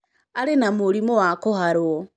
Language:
Kikuyu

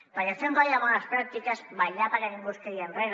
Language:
Catalan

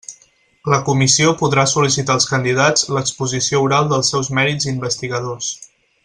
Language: Catalan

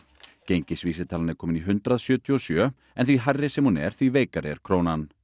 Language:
Icelandic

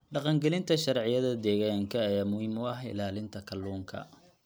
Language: Somali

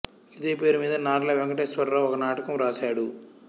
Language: Telugu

